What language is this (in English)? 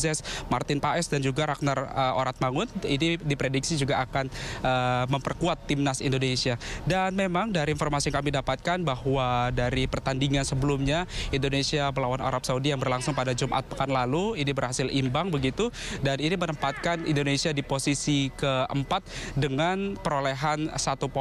Indonesian